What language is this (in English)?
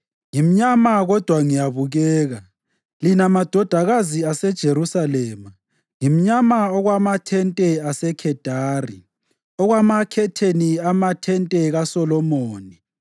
North Ndebele